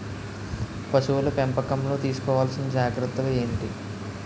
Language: Telugu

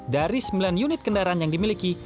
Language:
Indonesian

